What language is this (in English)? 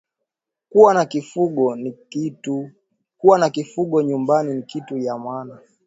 Swahili